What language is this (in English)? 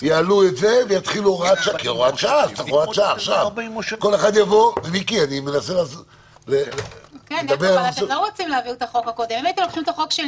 Hebrew